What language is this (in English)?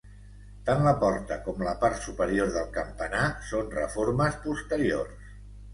Catalan